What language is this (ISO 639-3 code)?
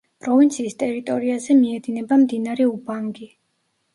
kat